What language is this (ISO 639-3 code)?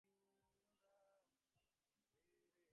ben